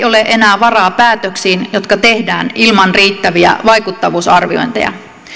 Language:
Finnish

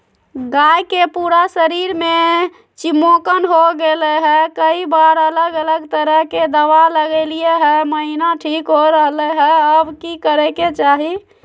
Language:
Magahi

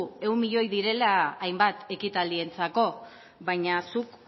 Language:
Basque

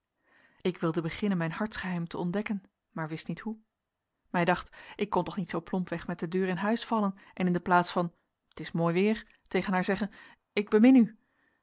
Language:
Dutch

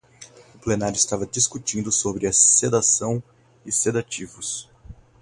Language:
Portuguese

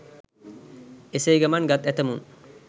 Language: Sinhala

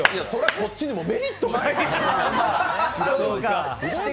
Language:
Japanese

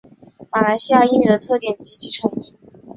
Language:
Chinese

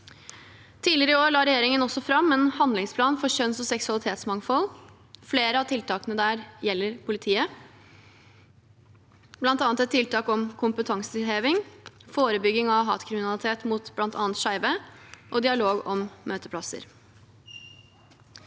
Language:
Norwegian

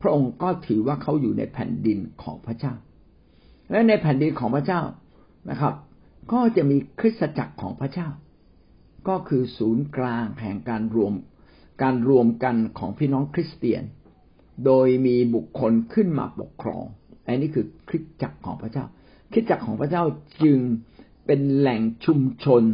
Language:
Thai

